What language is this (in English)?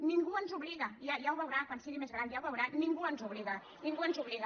Catalan